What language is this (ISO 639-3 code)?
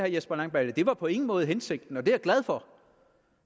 dan